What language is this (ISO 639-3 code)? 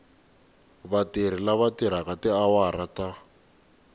tso